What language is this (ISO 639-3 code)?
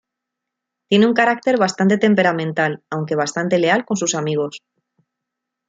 spa